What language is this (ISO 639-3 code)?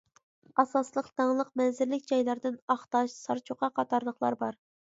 uig